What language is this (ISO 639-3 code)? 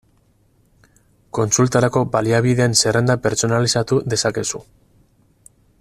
eus